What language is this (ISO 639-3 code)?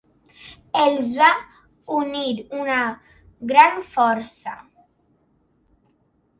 cat